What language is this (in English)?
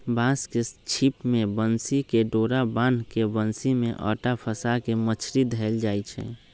Magahi